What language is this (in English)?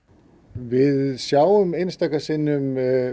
Icelandic